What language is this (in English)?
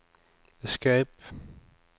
Norwegian